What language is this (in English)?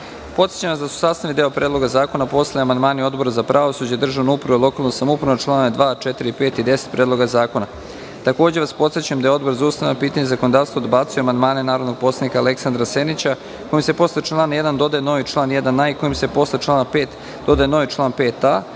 Serbian